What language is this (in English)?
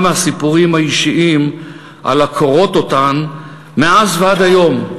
Hebrew